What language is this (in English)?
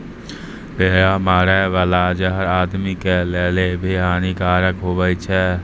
Maithili